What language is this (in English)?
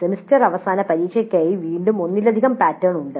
Malayalam